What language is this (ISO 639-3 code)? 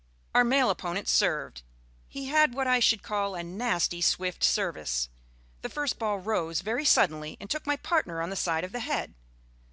eng